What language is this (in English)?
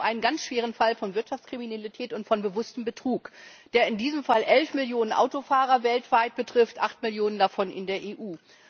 German